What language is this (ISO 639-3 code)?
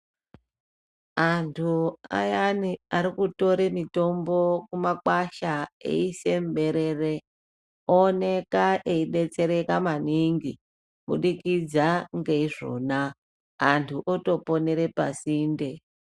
ndc